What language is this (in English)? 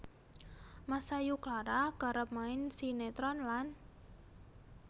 Javanese